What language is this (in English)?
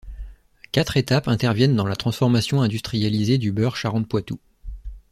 French